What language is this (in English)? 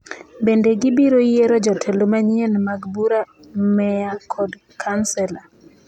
Luo (Kenya and Tanzania)